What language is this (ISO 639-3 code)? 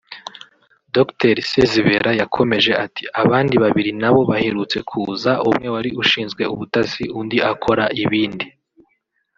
kin